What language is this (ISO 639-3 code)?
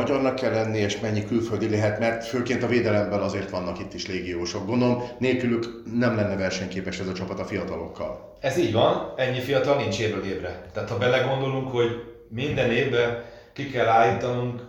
hun